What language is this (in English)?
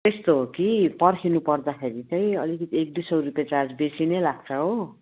Nepali